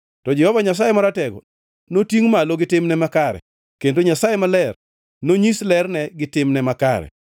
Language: Luo (Kenya and Tanzania)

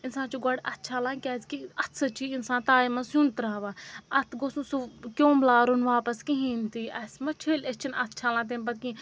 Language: Kashmiri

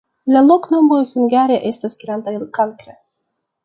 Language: Esperanto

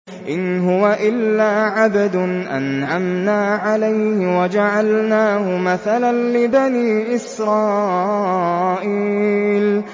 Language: Arabic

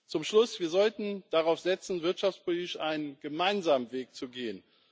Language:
German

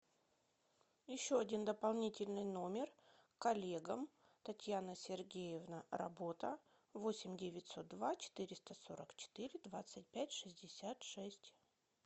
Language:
Russian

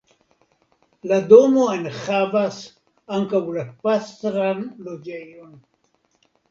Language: Esperanto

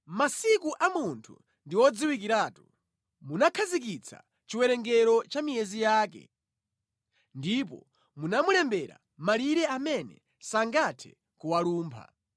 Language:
Nyanja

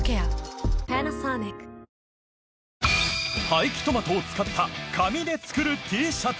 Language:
Japanese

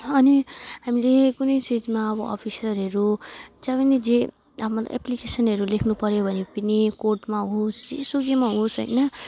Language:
Nepali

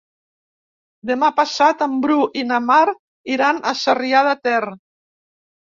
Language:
Catalan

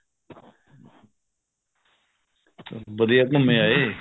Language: Punjabi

